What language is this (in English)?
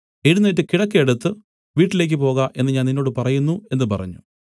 Malayalam